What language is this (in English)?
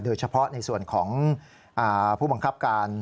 Thai